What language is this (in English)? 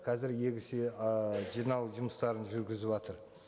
Kazakh